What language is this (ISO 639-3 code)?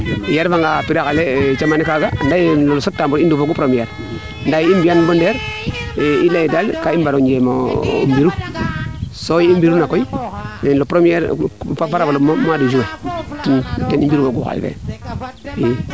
srr